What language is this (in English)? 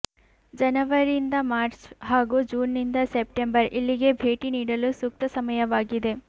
Kannada